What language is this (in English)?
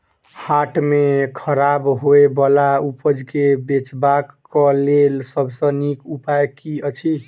Maithili